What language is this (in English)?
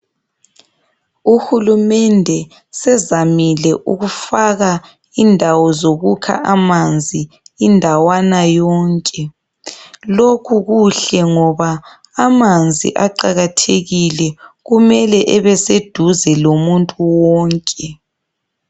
North Ndebele